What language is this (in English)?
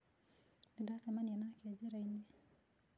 Kikuyu